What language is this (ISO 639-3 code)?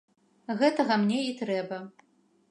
bel